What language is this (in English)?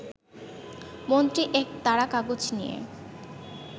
Bangla